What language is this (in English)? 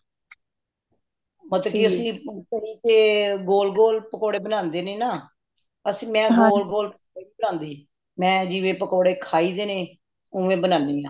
Punjabi